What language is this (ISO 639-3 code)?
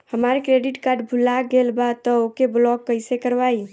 bho